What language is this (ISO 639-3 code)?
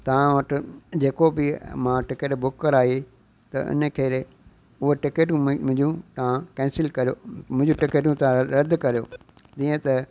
snd